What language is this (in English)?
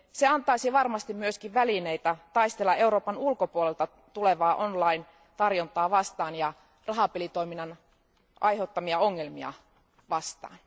Finnish